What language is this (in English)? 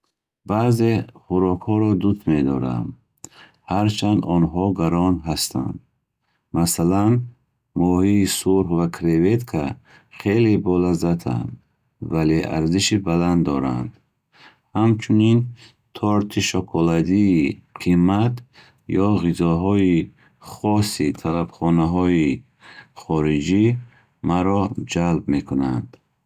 Bukharic